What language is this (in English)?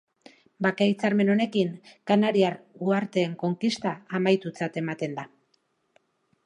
Basque